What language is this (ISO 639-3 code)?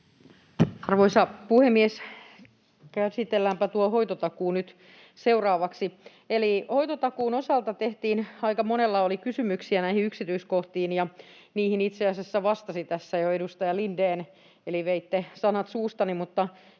fin